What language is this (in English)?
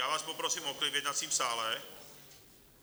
Czech